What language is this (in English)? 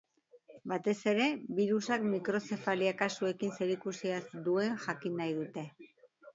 Basque